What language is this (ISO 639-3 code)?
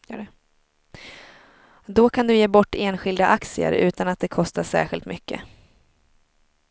swe